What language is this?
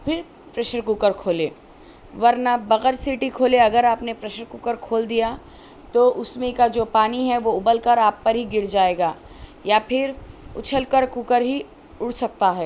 Urdu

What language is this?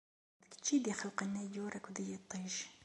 Kabyle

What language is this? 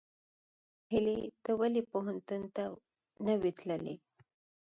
Pashto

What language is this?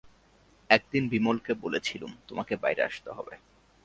Bangla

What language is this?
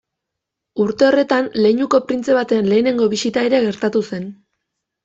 Basque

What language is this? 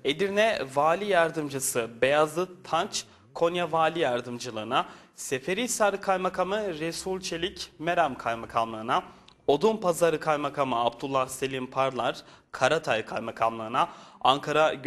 Turkish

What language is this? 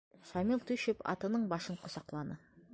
Bashkir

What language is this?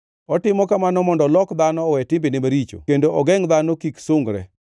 Luo (Kenya and Tanzania)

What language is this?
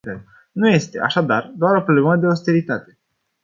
Romanian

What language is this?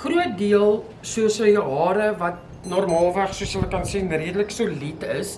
Dutch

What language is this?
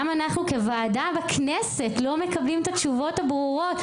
Hebrew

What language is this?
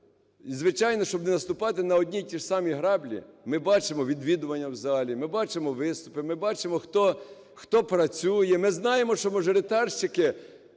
Ukrainian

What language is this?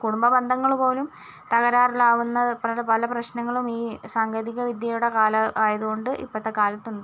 Malayalam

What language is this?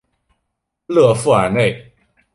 Chinese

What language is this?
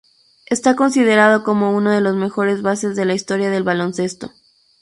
Spanish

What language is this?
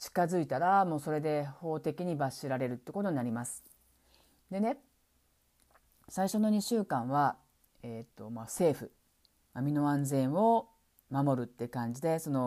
Japanese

